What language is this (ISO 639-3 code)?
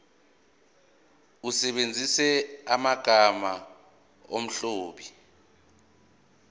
zul